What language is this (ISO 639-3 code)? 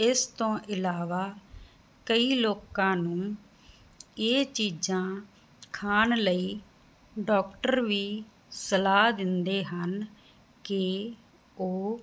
pan